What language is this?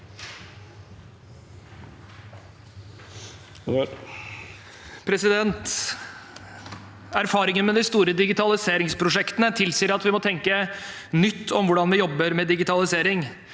Norwegian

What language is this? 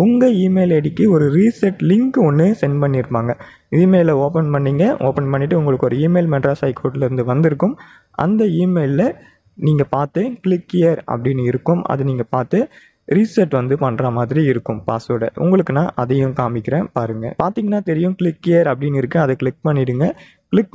Romanian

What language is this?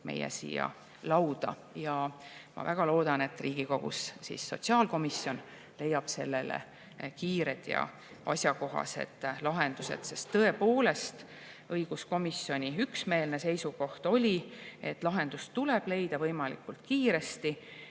Estonian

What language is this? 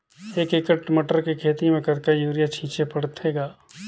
Chhattisgarhi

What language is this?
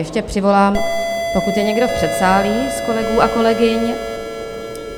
Czech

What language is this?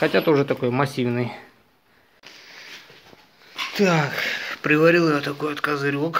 Russian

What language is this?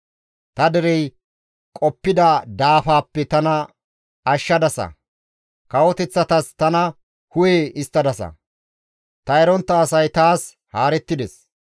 Gamo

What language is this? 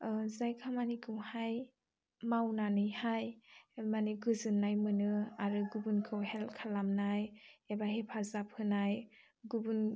Bodo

